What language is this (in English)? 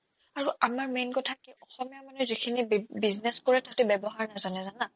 Assamese